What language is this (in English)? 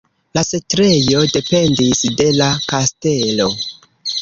Esperanto